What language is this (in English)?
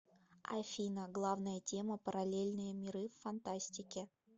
Russian